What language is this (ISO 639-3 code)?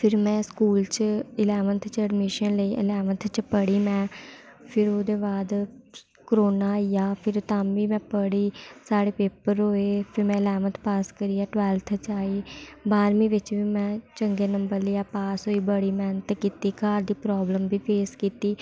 doi